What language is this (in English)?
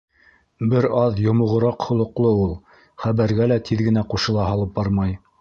Bashkir